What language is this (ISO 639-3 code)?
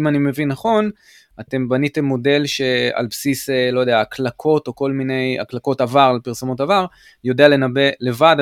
heb